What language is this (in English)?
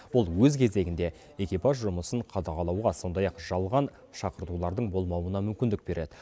Kazakh